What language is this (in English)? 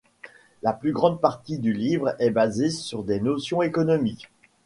French